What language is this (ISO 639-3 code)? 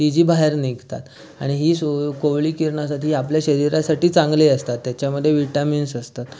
mar